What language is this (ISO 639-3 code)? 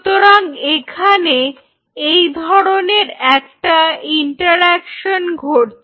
ben